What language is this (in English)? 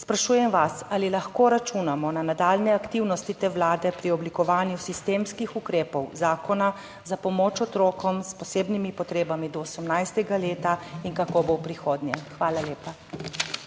Slovenian